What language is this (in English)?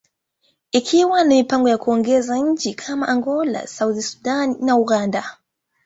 Swahili